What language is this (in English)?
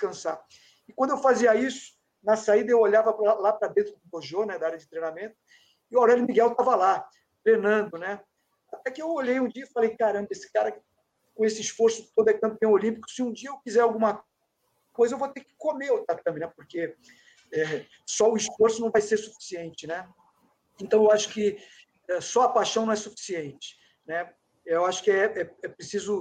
Portuguese